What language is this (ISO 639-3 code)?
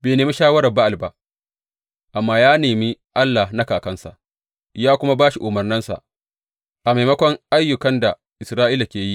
hau